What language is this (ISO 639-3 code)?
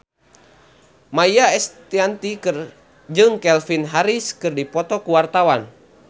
sun